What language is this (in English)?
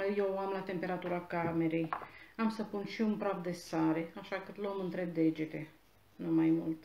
Romanian